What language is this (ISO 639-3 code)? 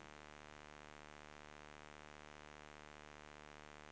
swe